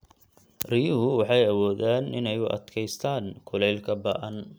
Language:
Somali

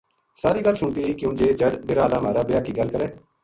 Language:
Gujari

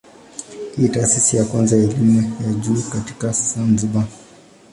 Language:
Swahili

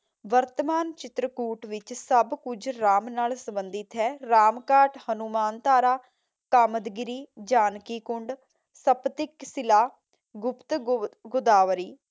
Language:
Punjabi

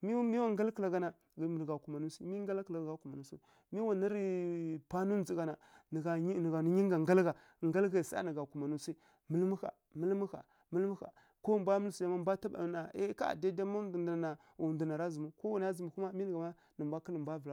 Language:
Kirya-Konzəl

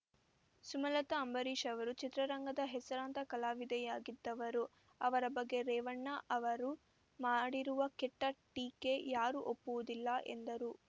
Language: Kannada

